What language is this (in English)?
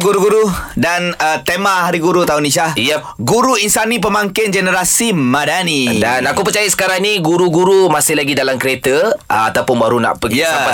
Malay